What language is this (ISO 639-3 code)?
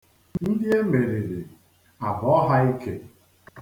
ibo